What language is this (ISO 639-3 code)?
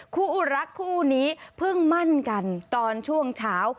tha